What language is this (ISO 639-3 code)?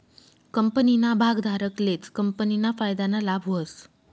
mar